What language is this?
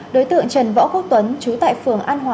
Vietnamese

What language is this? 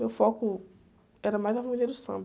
Portuguese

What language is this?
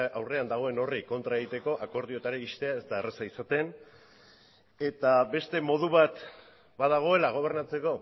Basque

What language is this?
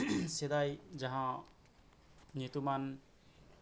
Santali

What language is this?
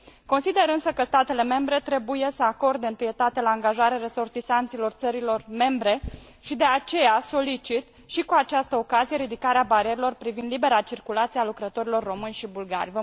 Romanian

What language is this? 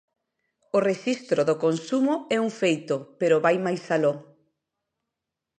Galician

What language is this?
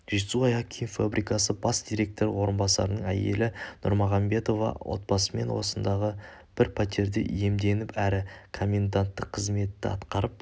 Kazakh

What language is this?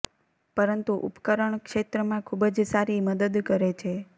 Gujarati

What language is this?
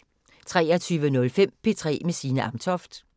Danish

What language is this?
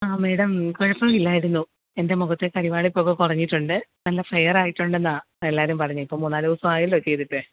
Malayalam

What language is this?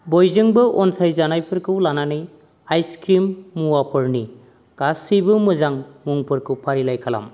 Bodo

